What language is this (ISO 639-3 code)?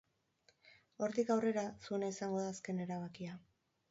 eus